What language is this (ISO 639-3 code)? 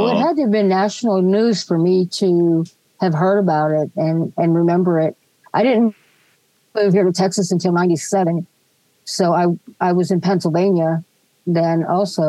eng